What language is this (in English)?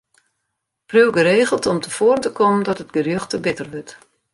Western Frisian